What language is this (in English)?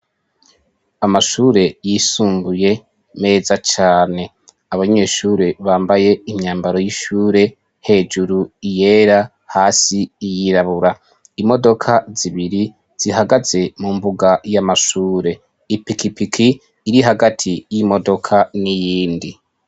Rundi